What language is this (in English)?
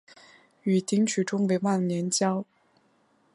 Chinese